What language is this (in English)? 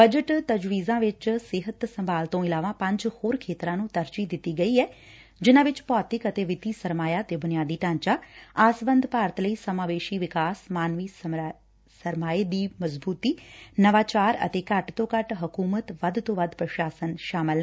Punjabi